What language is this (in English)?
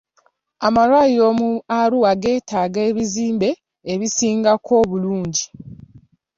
Ganda